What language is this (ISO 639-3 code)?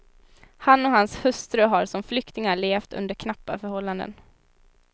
swe